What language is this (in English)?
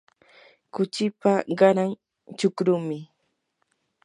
Yanahuanca Pasco Quechua